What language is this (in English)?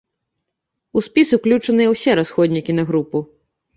Belarusian